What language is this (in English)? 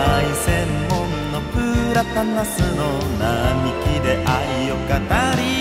Japanese